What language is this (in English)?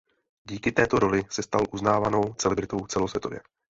Czech